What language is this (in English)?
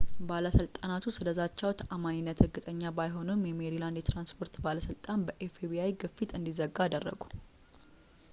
Amharic